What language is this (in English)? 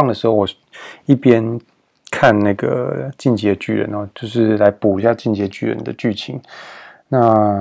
Chinese